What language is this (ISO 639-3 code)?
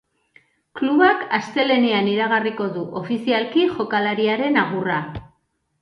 eus